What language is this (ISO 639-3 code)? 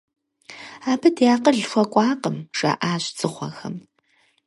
kbd